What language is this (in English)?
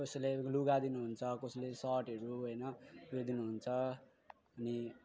Nepali